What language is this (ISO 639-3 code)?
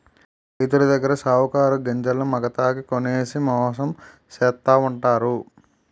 tel